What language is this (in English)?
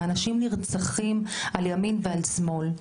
Hebrew